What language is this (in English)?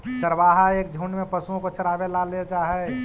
Magahi